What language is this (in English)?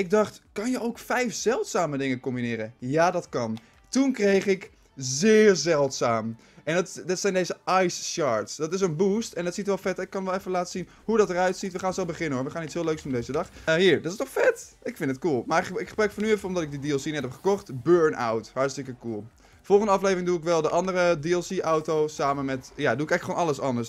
Dutch